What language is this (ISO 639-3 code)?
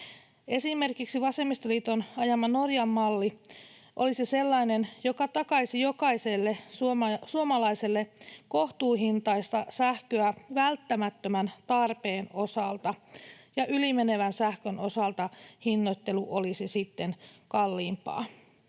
fin